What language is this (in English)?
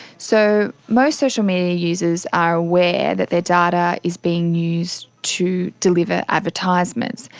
English